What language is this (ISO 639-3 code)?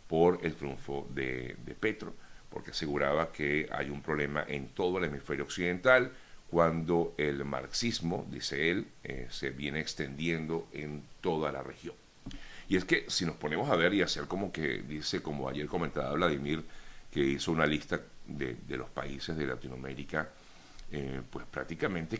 spa